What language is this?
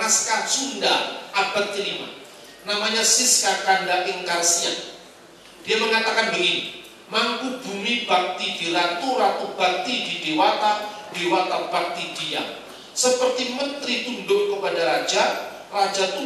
Indonesian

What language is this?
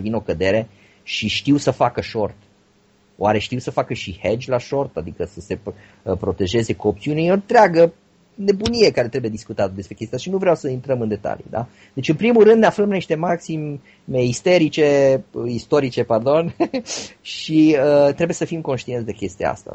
Romanian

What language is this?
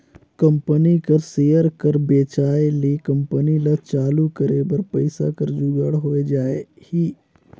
Chhattisgarhi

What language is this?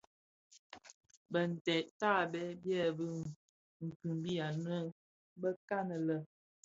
Bafia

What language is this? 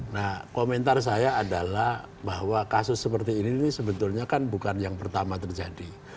Indonesian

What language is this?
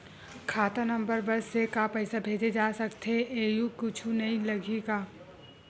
Chhattisgarhi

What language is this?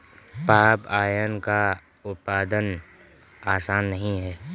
Hindi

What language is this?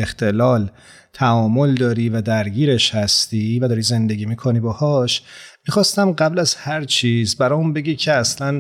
Persian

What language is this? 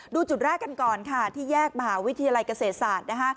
Thai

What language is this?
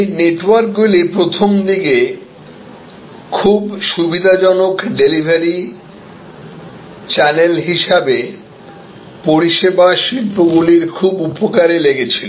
Bangla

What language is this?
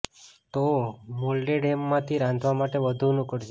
Gujarati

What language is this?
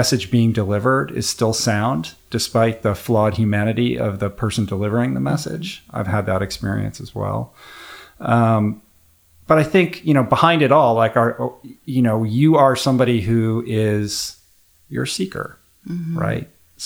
English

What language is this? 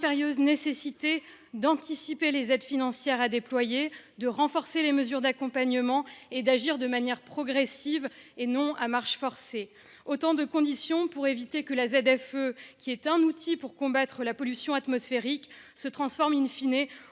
French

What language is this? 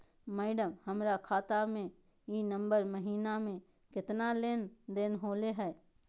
Magahi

